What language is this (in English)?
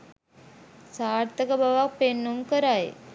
Sinhala